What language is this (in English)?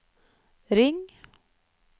Norwegian